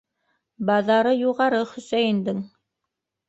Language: Bashkir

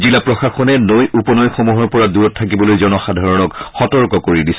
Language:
Assamese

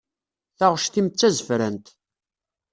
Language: Kabyle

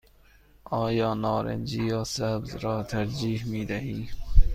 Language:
Persian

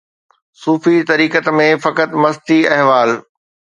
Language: Sindhi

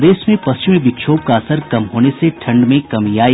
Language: Hindi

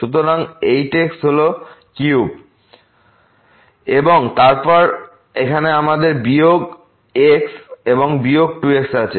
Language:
Bangla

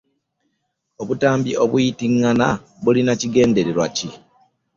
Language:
Ganda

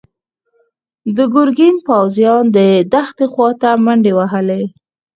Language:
Pashto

